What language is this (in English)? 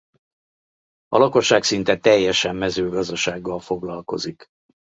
Hungarian